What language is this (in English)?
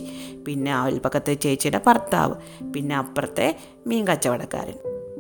Malayalam